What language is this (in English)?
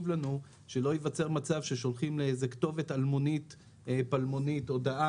Hebrew